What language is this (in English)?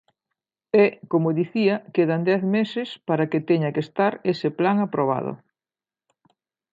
Galician